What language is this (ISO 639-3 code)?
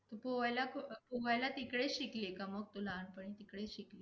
mar